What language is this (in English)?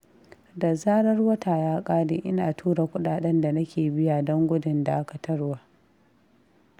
Hausa